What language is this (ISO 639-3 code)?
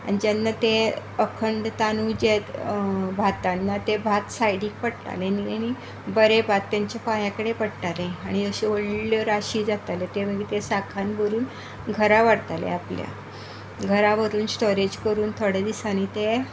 kok